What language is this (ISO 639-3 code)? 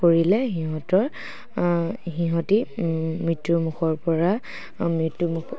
asm